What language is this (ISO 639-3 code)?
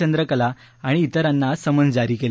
mar